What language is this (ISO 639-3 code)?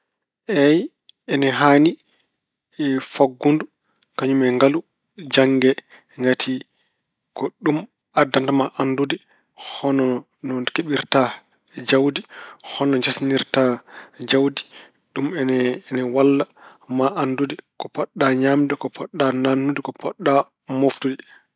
ful